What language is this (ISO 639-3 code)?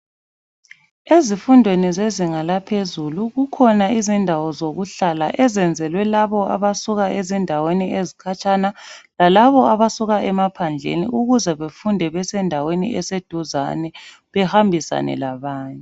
nde